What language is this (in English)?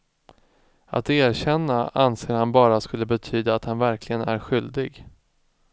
Swedish